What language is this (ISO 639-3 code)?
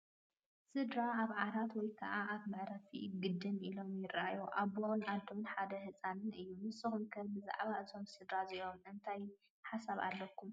tir